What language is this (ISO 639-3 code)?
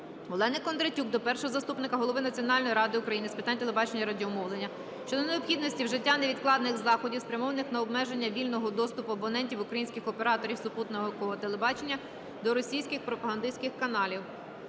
ukr